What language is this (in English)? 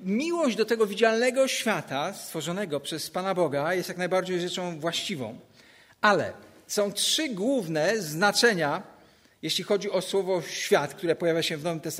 Polish